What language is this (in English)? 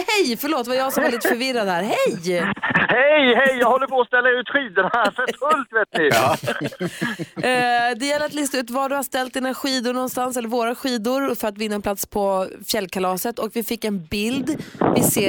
Swedish